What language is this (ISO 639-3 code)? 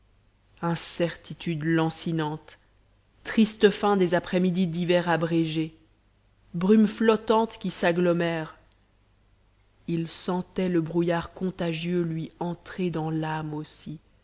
fra